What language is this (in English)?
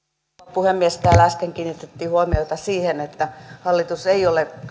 Finnish